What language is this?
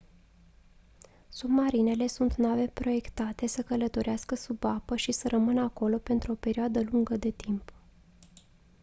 Romanian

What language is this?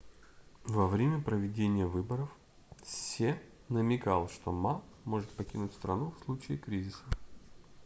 Russian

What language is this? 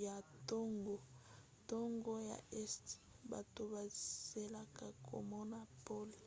Lingala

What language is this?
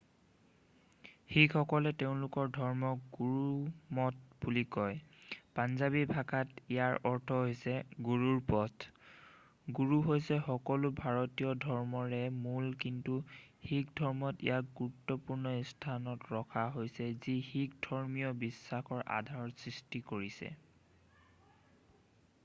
Assamese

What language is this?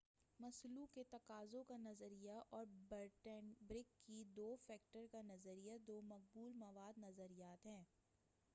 Urdu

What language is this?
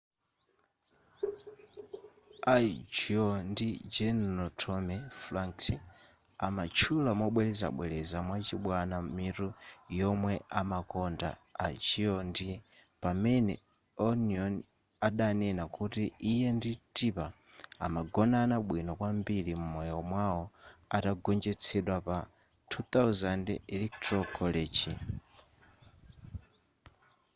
Nyanja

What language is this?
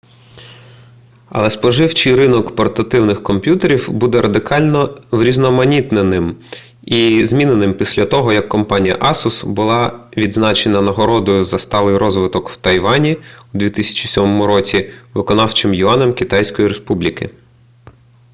Ukrainian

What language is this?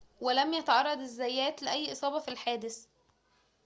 Arabic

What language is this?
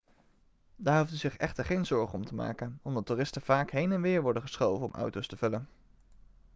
Dutch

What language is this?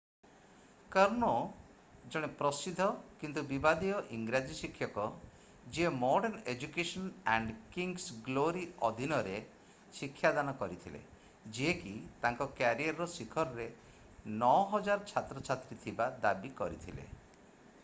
Odia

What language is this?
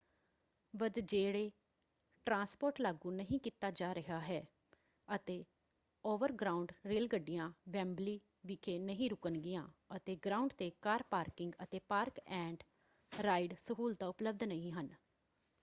Punjabi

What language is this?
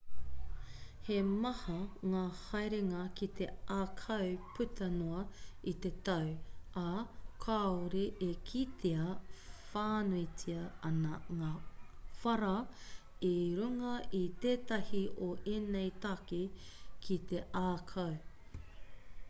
Māori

